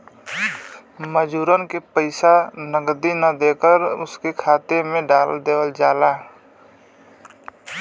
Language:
Bhojpuri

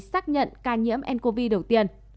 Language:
Vietnamese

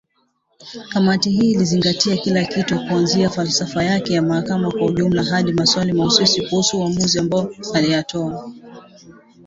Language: Swahili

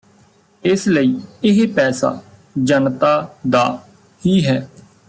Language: Punjabi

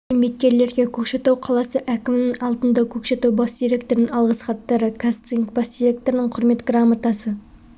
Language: Kazakh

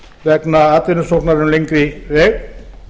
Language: Icelandic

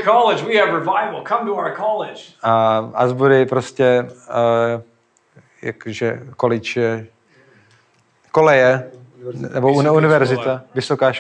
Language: Czech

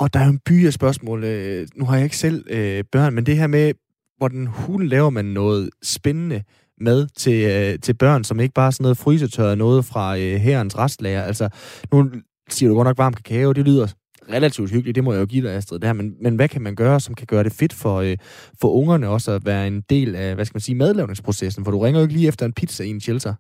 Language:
Danish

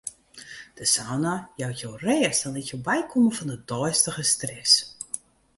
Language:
Western Frisian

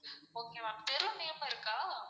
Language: Tamil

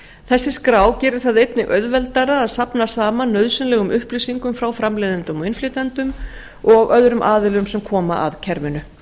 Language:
Icelandic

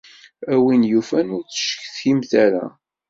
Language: Kabyle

